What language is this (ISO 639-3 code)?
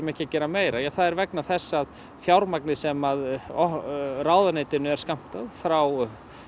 isl